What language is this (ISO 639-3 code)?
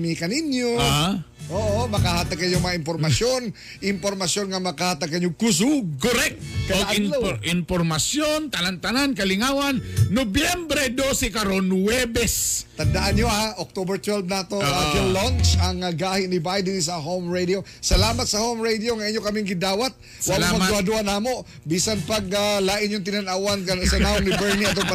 fil